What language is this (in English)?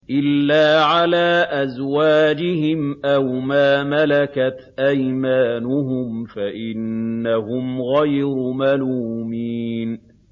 Arabic